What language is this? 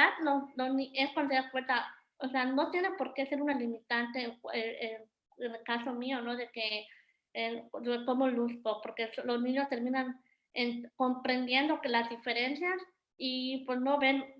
Spanish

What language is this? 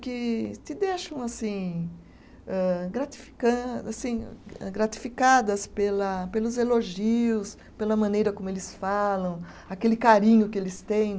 Portuguese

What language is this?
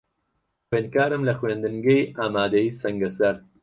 Central Kurdish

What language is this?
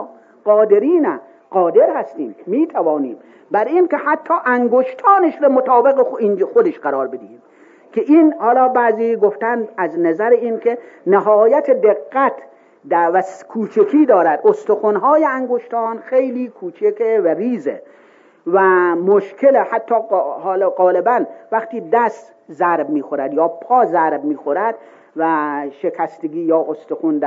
Persian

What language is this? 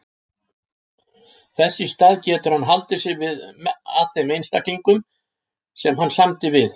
Icelandic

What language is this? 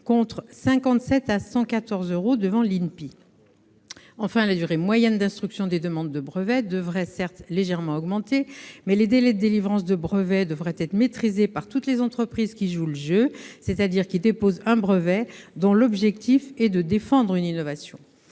French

